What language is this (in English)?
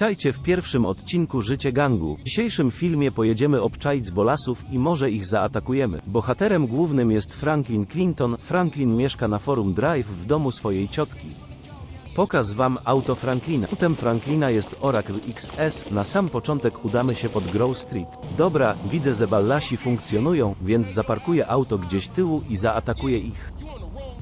Polish